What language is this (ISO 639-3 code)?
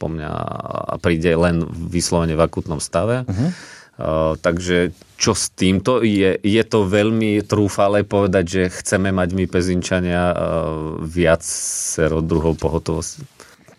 slk